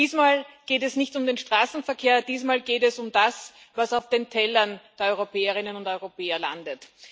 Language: German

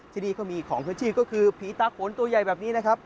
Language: Thai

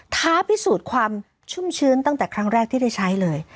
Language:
Thai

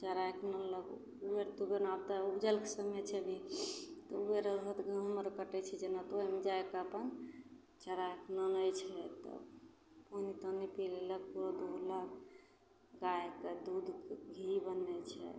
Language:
Maithili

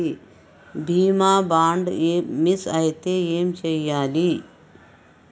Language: Telugu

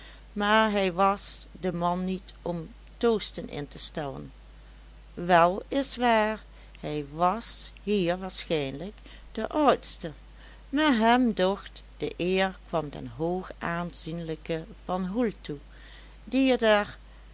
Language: Dutch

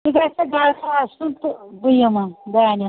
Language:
Kashmiri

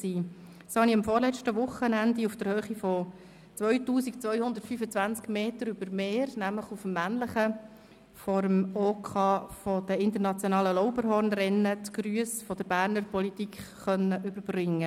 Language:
Swiss German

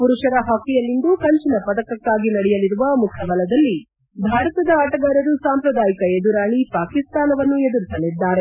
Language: Kannada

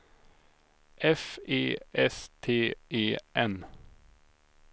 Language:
Swedish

